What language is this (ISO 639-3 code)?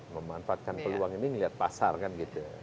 ind